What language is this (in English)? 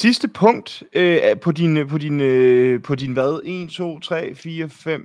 Danish